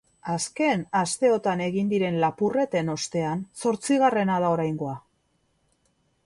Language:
Basque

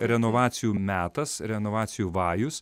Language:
Lithuanian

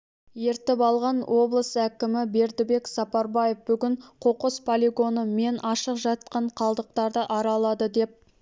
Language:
Kazakh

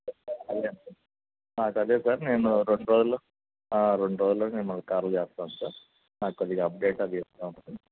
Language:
Telugu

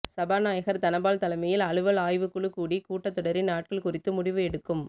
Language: Tamil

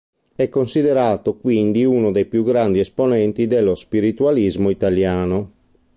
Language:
Italian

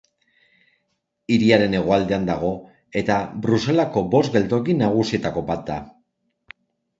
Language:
Basque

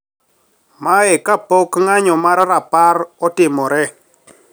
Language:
Luo (Kenya and Tanzania)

